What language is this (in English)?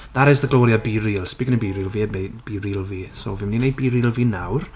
Welsh